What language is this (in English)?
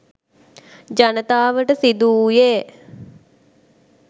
Sinhala